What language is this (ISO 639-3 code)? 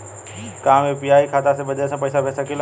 bho